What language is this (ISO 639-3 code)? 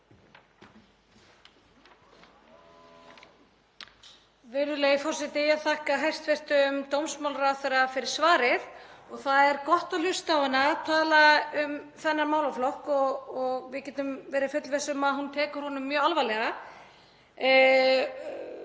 isl